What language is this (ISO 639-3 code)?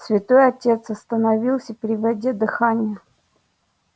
rus